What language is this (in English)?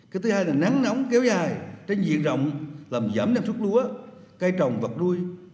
Vietnamese